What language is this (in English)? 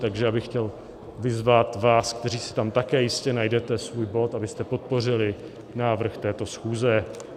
Czech